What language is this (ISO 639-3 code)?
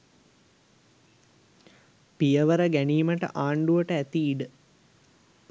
sin